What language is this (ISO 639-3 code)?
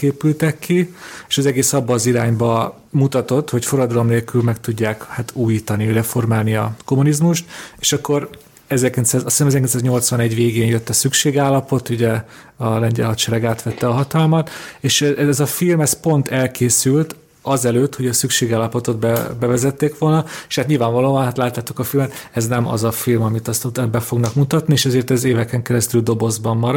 hun